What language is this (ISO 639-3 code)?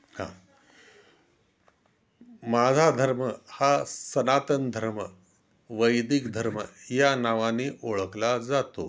mar